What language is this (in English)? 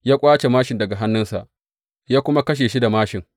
Hausa